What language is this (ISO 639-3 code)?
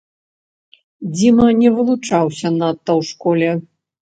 bel